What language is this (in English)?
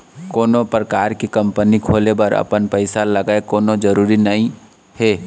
Chhattisgarhi